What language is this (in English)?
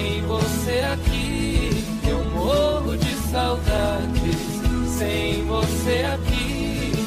Portuguese